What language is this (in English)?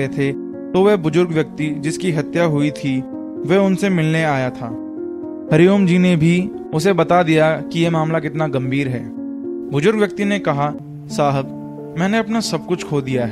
Hindi